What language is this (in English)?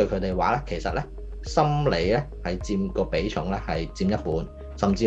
Chinese